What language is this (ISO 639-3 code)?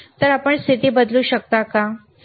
mar